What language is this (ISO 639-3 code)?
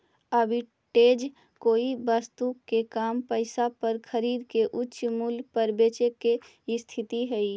mag